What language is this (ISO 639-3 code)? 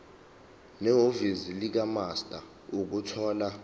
zul